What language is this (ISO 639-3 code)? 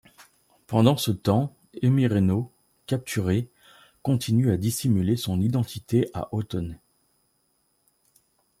fra